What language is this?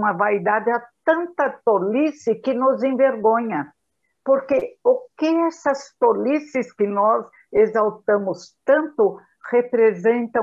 Portuguese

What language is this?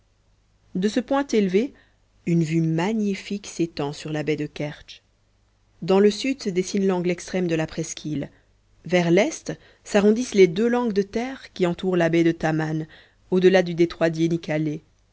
French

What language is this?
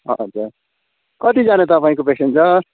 Nepali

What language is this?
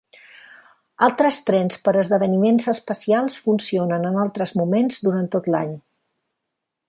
Catalan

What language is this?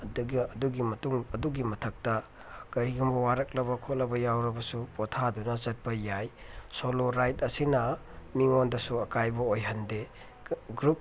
Manipuri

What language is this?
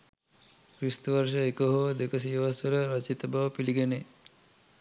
Sinhala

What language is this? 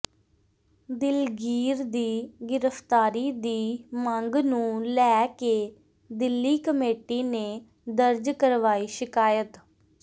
Punjabi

